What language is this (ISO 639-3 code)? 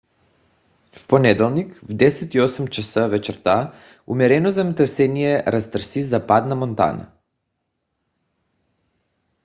bul